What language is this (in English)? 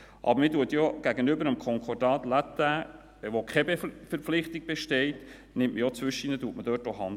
Swiss German